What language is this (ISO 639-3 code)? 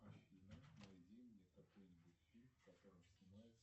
rus